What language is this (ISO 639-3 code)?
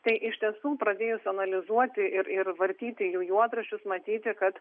lit